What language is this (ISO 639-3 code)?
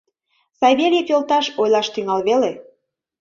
chm